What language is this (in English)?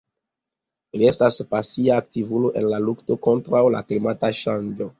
Esperanto